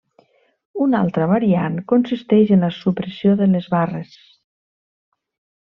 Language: Catalan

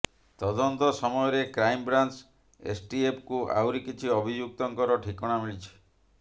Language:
Odia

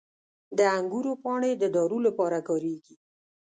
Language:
Pashto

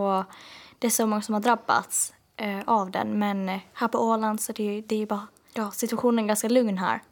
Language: Swedish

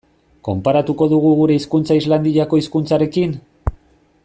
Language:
Basque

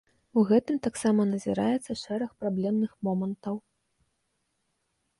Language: Belarusian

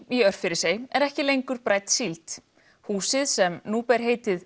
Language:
Icelandic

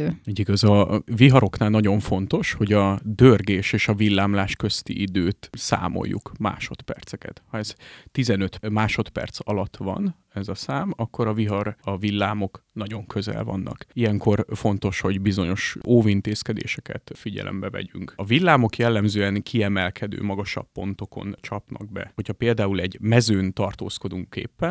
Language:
Hungarian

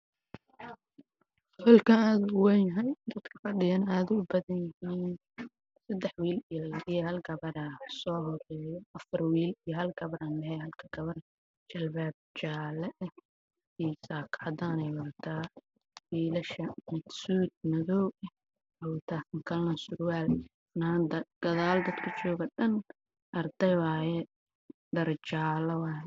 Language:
Somali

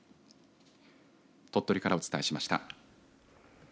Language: Japanese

